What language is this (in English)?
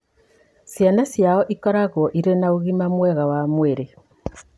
Kikuyu